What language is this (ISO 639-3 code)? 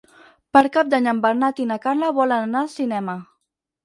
cat